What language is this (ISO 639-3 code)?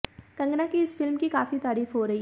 hin